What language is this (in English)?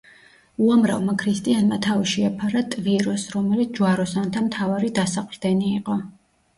Georgian